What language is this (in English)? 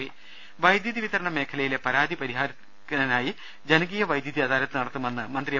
Malayalam